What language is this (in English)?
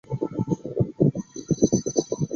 Chinese